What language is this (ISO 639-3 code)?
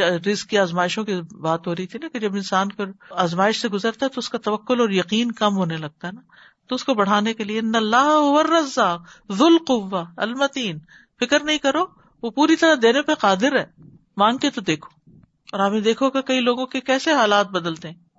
urd